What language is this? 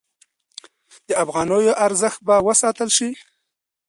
Pashto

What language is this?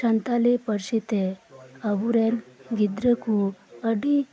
Santali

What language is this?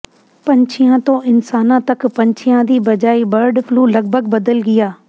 Punjabi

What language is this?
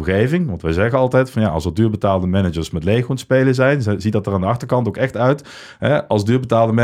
Dutch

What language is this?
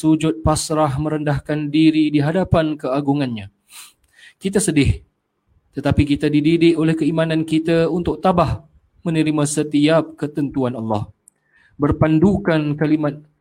Malay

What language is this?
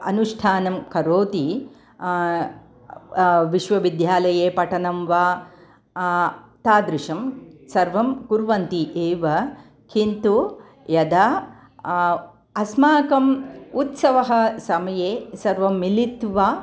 Sanskrit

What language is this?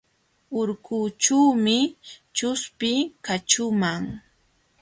Jauja Wanca Quechua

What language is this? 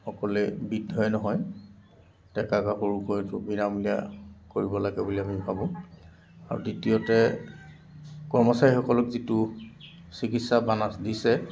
Assamese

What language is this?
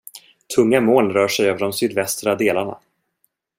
Swedish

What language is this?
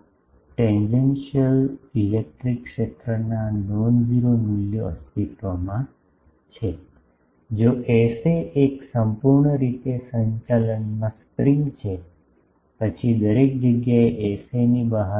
Gujarati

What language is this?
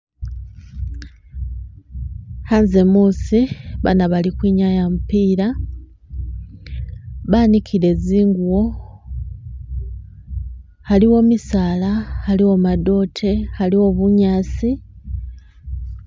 Masaaba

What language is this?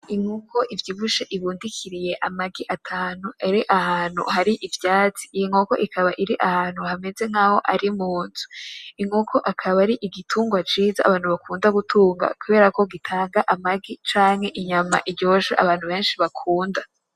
Rundi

